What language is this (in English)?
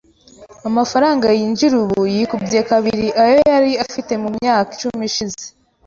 Kinyarwanda